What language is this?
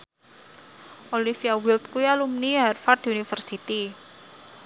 Javanese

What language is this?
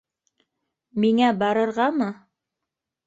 Bashkir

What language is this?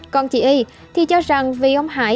Vietnamese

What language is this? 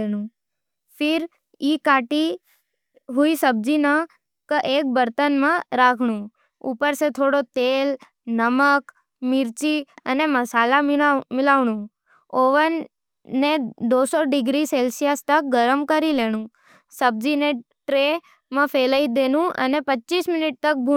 Nimadi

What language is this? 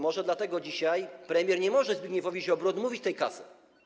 Polish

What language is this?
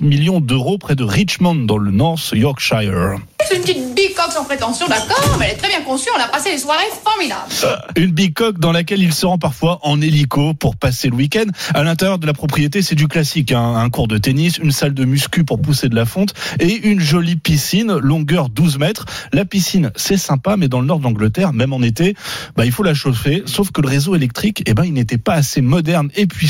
French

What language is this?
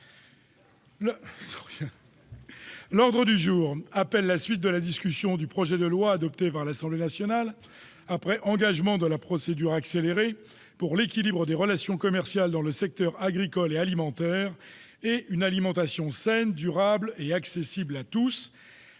French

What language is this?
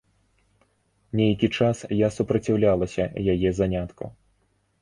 Belarusian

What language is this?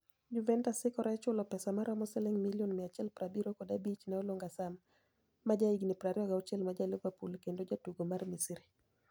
Luo (Kenya and Tanzania)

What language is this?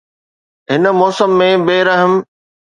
Sindhi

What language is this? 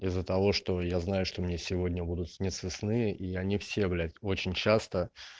Russian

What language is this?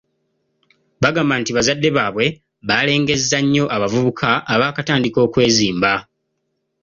Ganda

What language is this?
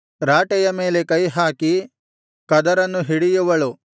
Kannada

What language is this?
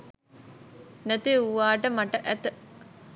Sinhala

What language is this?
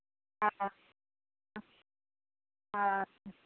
Maithili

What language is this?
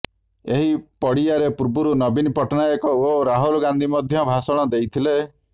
Odia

